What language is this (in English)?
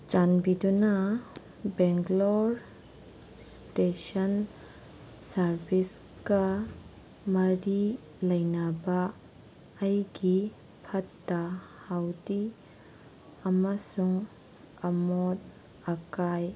Manipuri